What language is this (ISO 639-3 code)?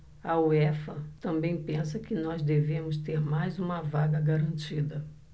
por